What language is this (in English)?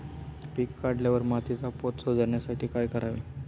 Marathi